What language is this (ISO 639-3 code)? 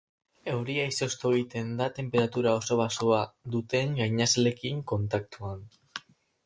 eus